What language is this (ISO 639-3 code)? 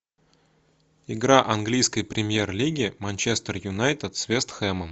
rus